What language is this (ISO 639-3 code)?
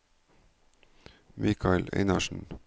nor